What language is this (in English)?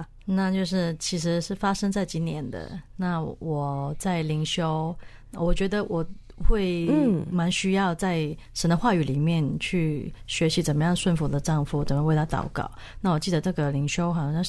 Chinese